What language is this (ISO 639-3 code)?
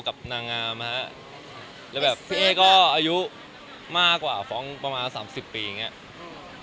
tha